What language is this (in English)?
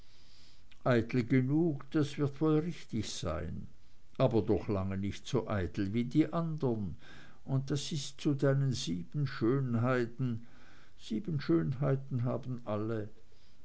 German